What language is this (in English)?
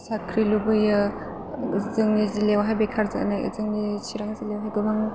Bodo